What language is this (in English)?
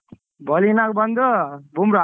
Kannada